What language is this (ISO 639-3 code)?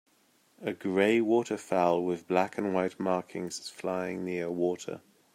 eng